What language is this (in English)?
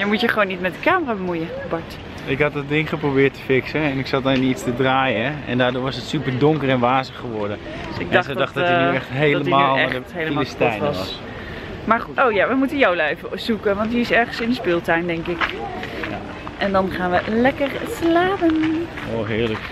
Dutch